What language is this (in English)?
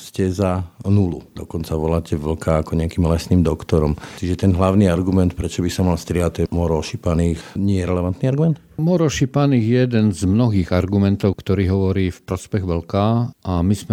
Slovak